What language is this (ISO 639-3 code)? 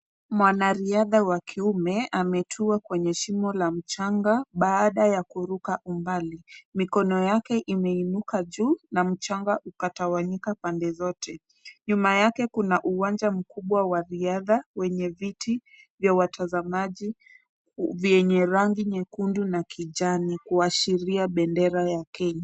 swa